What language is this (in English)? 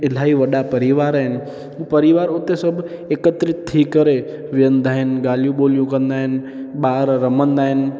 Sindhi